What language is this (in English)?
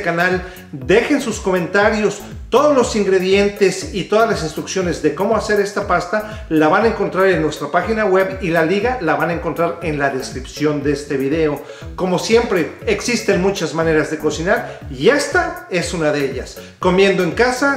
Spanish